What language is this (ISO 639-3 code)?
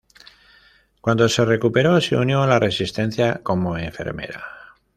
spa